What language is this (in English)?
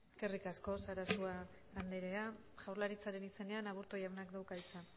Basque